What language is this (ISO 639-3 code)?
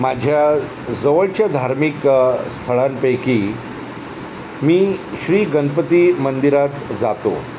mar